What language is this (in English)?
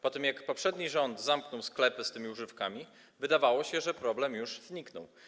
Polish